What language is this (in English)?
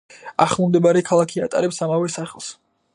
Georgian